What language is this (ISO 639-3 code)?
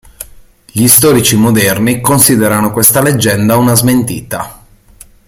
ita